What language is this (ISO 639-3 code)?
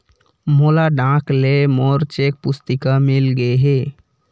hne